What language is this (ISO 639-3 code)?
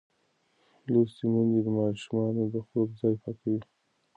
pus